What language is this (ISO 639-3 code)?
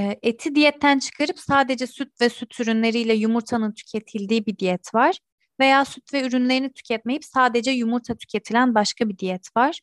tur